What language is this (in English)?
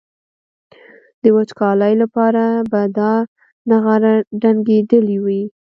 Pashto